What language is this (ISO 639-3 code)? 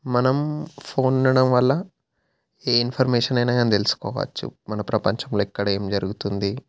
tel